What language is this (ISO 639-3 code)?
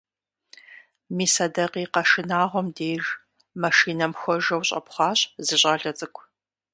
kbd